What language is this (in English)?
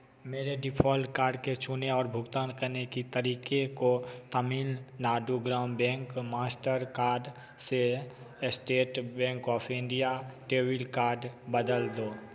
Hindi